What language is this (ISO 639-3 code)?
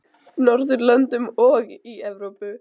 isl